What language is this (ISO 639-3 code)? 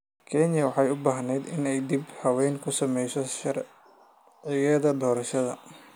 som